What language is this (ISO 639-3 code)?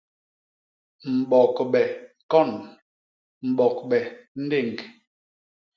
bas